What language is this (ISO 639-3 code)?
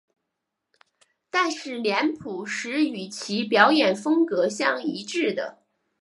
zho